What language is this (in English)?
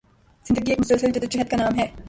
Urdu